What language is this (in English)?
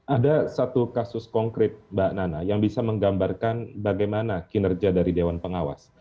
Indonesian